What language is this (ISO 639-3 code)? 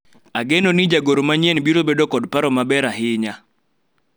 luo